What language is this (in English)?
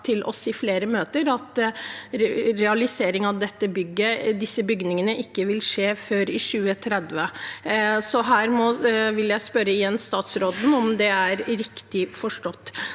Norwegian